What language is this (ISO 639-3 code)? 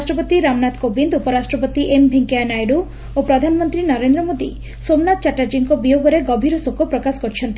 ori